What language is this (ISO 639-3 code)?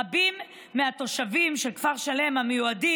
heb